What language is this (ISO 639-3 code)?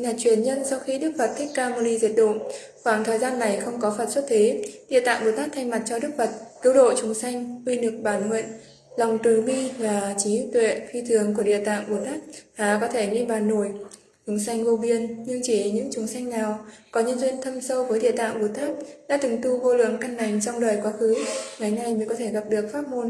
vie